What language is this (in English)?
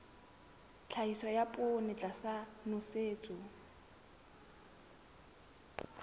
Southern Sotho